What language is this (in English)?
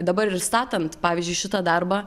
Lithuanian